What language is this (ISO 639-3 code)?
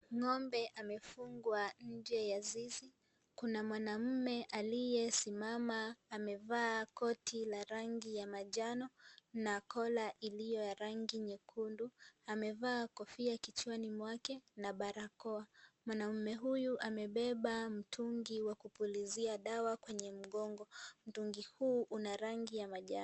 swa